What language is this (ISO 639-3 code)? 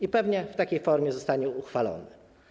pol